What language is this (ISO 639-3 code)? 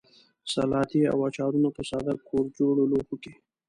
pus